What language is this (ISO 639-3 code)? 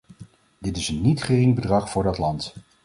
nld